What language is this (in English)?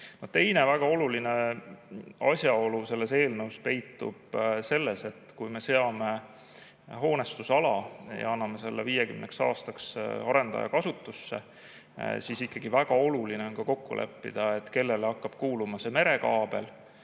Estonian